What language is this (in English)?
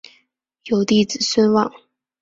Chinese